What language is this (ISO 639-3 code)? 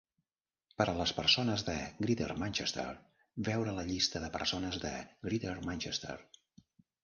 cat